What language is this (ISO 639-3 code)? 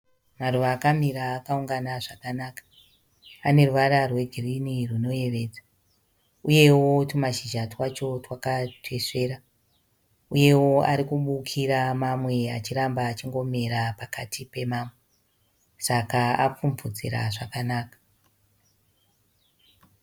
sna